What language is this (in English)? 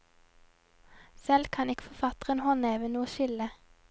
Norwegian